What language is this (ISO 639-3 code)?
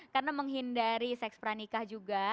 ind